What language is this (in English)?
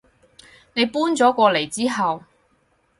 Cantonese